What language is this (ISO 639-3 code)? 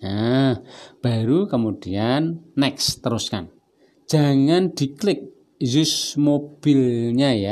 ind